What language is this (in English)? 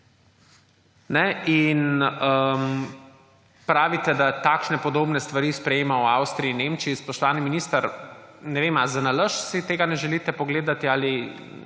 Slovenian